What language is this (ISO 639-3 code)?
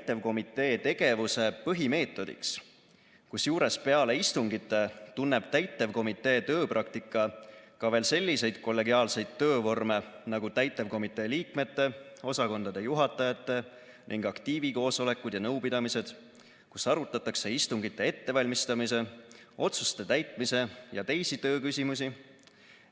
est